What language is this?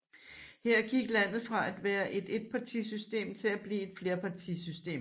Danish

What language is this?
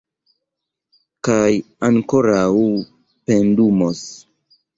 Esperanto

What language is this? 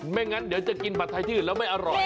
Thai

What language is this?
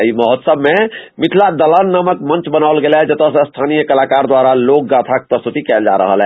Maithili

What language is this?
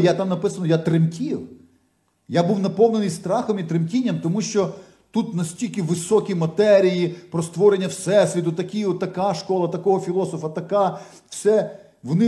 Ukrainian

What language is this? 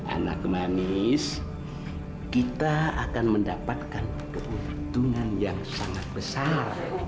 Indonesian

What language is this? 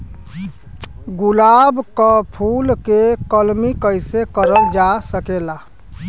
Bhojpuri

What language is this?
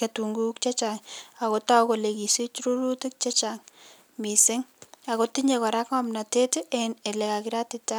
Kalenjin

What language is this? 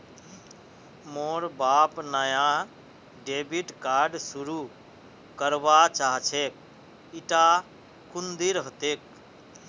Magahi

